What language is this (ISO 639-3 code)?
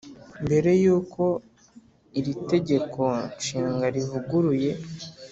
kin